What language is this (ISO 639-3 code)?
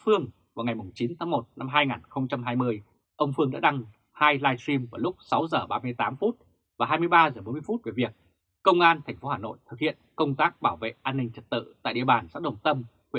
vie